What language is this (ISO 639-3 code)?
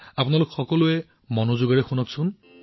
asm